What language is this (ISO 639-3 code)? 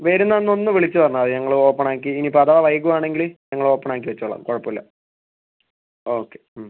mal